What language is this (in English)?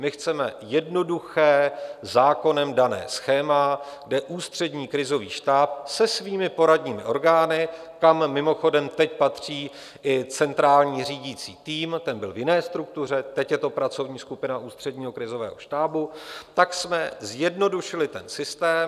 Czech